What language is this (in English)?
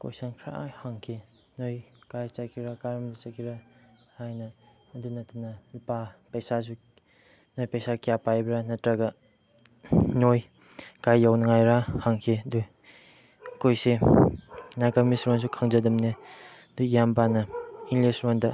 Manipuri